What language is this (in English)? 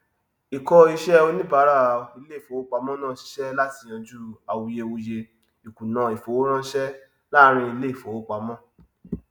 Yoruba